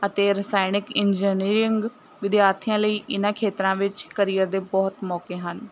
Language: Punjabi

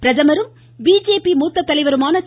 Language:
Tamil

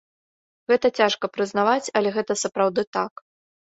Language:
Belarusian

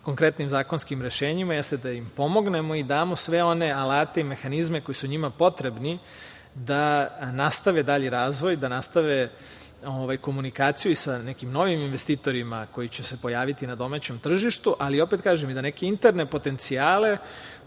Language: Serbian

